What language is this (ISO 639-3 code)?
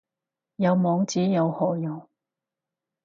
yue